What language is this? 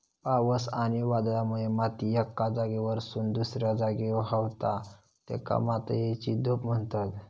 Marathi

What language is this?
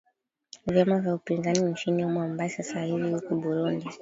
Swahili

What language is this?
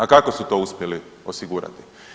Croatian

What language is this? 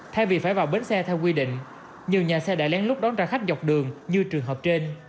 Vietnamese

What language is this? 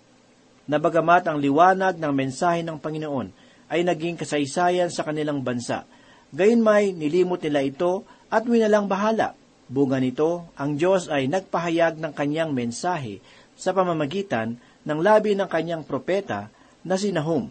Filipino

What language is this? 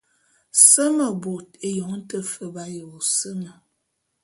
Bulu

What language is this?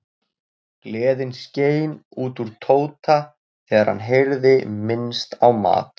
Icelandic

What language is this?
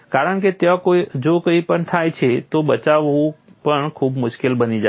Gujarati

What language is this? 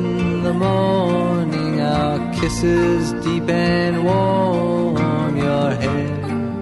Hebrew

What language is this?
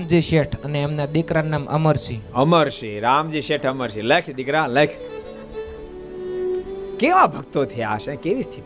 Gujarati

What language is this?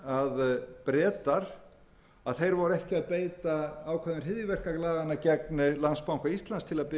Icelandic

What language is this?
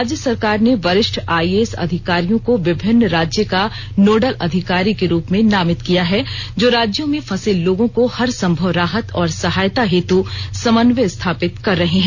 Hindi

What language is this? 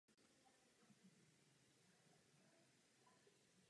Czech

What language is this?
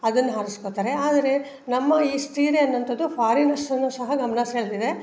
Kannada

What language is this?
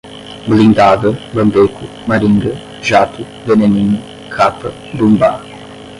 Portuguese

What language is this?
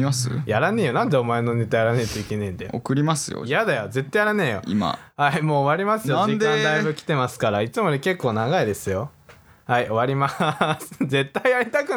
Japanese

